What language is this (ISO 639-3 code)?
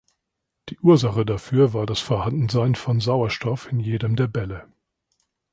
deu